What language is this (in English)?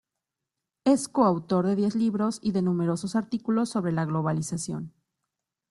Spanish